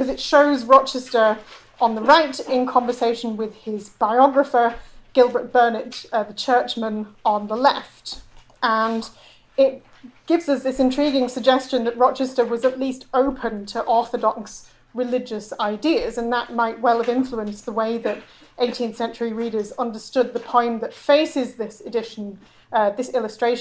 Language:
English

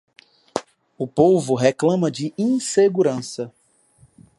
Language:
Portuguese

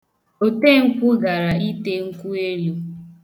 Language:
Igbo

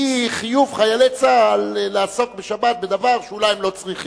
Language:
Hebrew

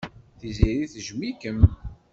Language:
Kabyle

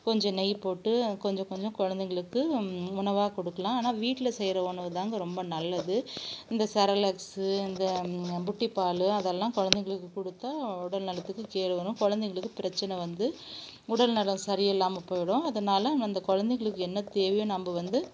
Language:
Tamil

